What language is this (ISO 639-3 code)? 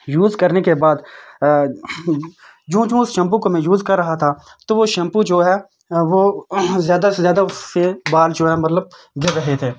urd